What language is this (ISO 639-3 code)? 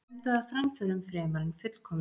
isl